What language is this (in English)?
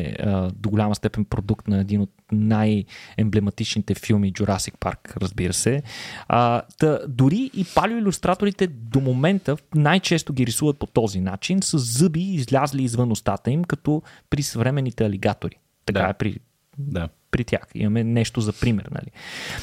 Bulgarian